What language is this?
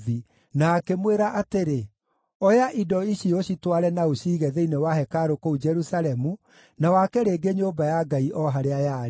Kikuyu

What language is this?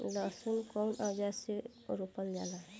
Bhojpuri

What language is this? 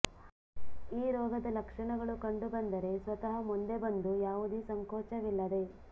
Kannada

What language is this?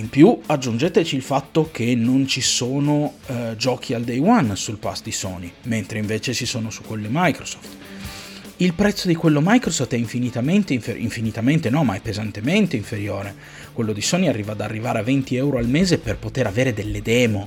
Italian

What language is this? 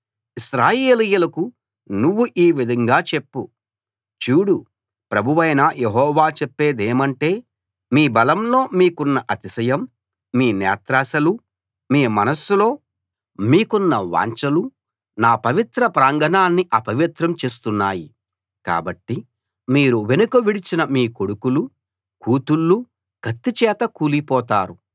Telugu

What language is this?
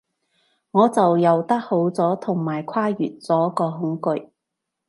Cantonese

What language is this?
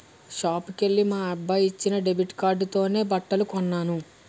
Telugu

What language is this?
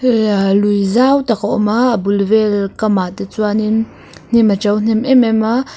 Mizo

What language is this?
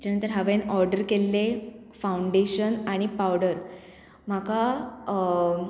Konkani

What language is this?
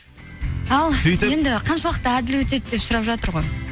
Kazakh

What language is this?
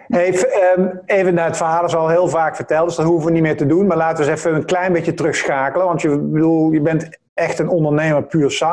Dutch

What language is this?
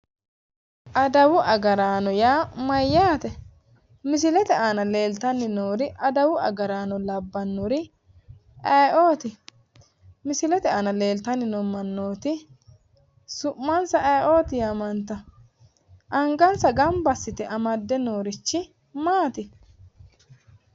Sidamo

